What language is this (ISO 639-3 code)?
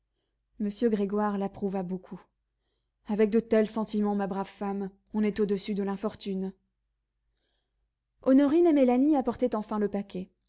fra